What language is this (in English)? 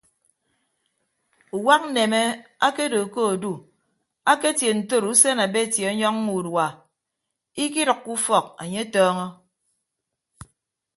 Ibibio